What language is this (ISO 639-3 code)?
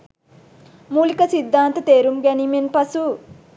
sin